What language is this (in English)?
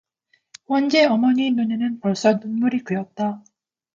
Korean